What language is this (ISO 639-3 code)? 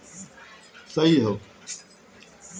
bho